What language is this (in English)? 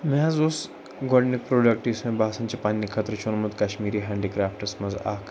Kashmiri